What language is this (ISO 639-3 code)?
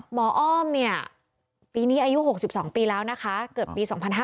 tha